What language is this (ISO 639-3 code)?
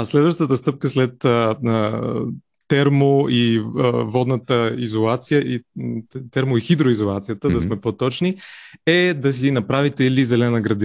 bul